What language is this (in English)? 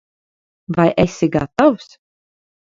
Latvian